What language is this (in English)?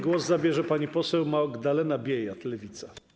Polish